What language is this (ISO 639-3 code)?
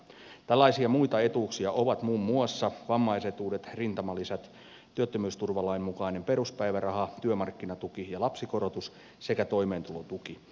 fin